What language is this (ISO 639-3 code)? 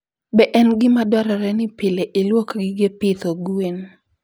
luo